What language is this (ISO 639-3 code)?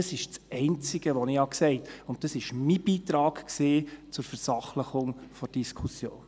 gsw